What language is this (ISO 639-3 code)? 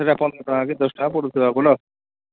ori